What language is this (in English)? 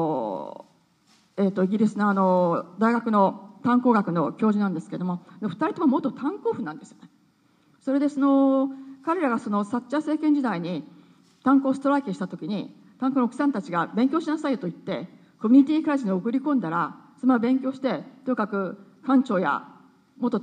Japanese